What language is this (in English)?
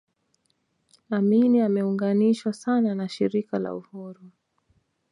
Swahili